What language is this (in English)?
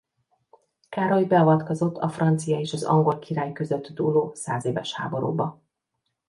Hungarian